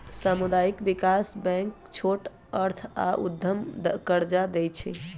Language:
Magahi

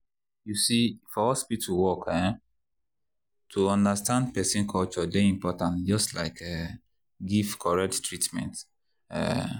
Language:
Nigerian Pidgin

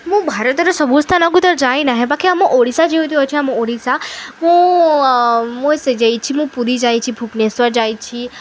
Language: Odia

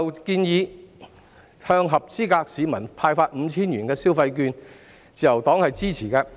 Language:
Cantonese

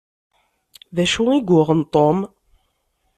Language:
Kabyle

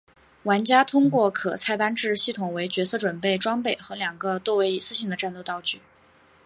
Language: Chinese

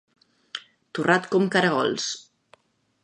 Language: Catalan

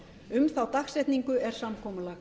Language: Icelandic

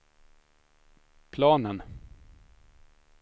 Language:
Swedish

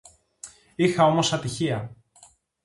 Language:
Greek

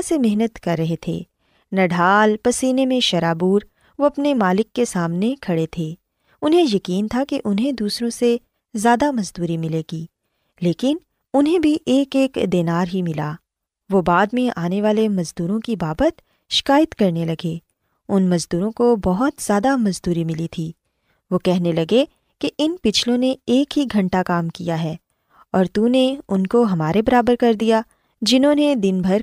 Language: Urdu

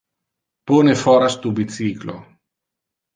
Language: Interlingua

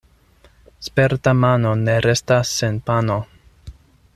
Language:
Esperanto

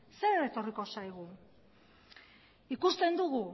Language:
Basque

